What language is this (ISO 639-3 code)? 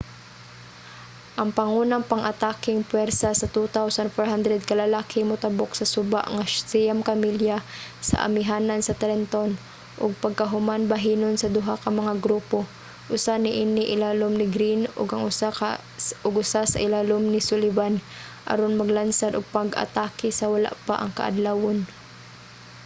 ceb